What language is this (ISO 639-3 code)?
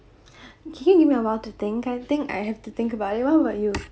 eng